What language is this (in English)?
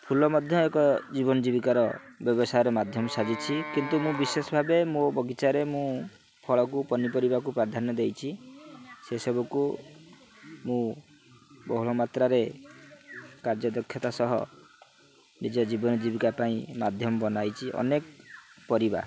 Odia